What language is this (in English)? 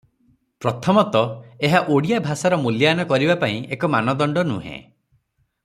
Odia